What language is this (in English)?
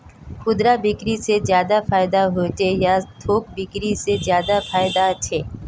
Magahi